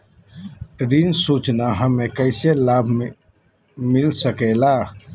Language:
Magahi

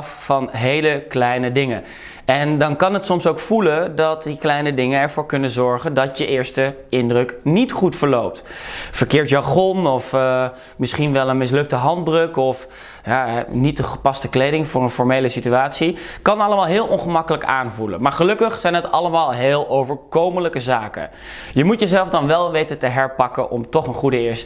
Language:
Dutch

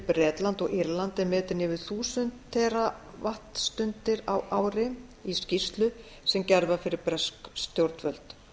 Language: Icelandic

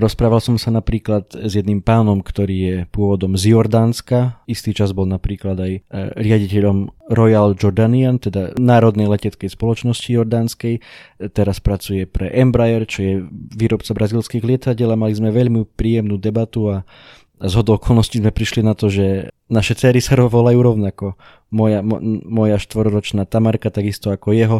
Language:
Slovak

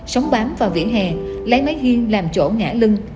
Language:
Vietnamese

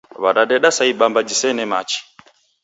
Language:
Taita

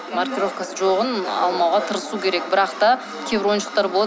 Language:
Kazakh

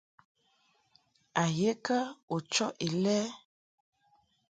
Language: Mungaka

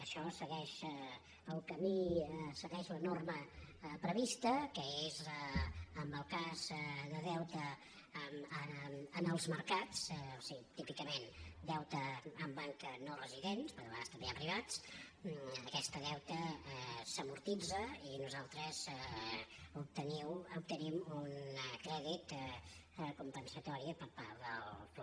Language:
Catalan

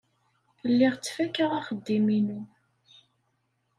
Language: Kabyle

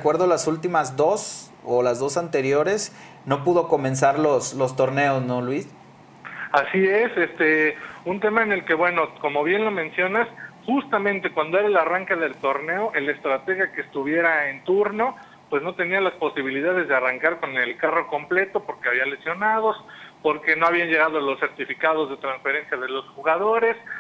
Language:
Spanish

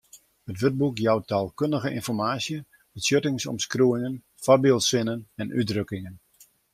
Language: Western Frisian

